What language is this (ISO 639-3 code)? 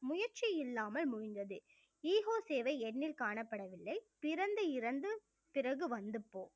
tam